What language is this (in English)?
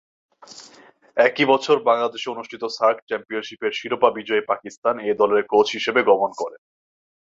Bangla